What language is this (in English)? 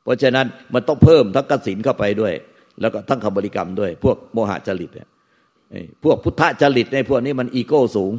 Thai